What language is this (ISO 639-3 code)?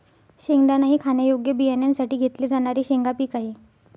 mar